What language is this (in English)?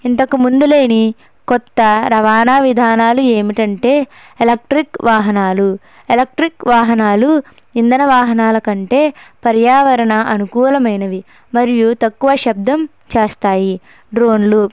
Telugu